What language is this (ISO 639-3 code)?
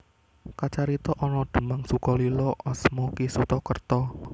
jav